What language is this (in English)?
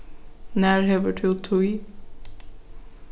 Faroese